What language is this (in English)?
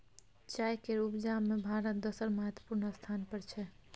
Maithili